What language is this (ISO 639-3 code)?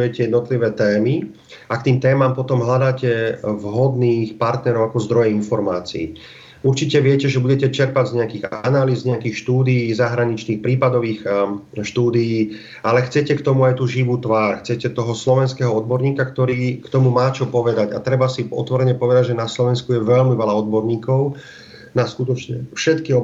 slk